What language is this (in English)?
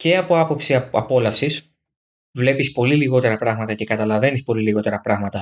Greek